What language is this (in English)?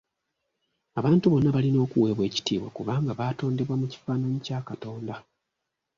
Ganda